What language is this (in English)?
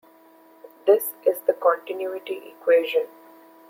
English